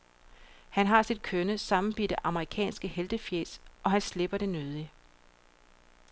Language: Danish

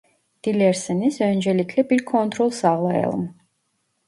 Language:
Turkish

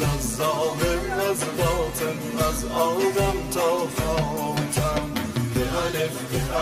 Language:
Persian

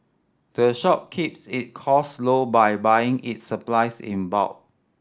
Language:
English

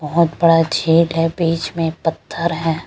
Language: Hindi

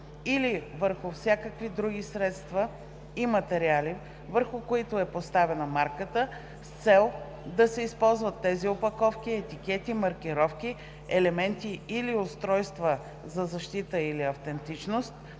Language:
Bulgarian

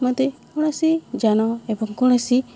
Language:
Odia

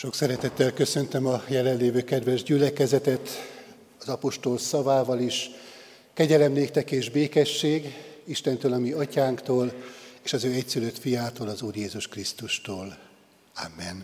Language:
Hungarian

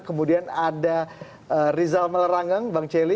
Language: Indonesian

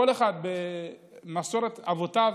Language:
Hebrew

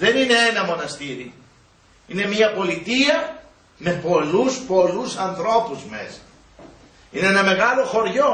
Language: Greek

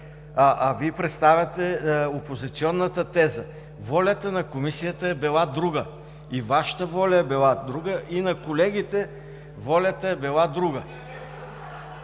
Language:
Bulgarian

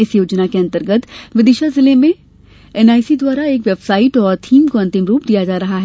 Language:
Hindi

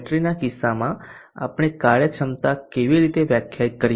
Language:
Gujarati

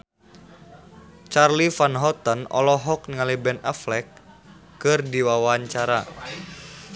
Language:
Sundanese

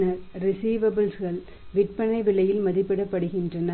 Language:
Tamil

